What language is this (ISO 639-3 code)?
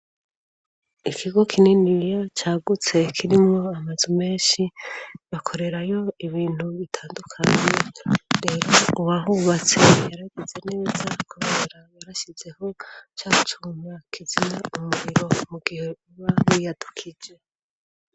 run